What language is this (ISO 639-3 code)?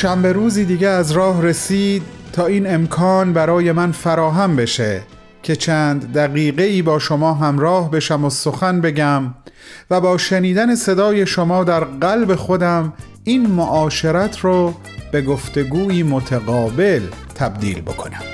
fas